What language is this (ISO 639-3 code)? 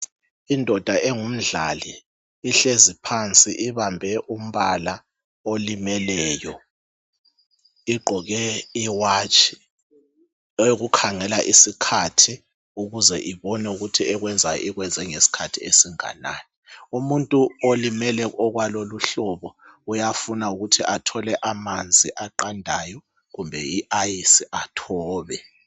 nde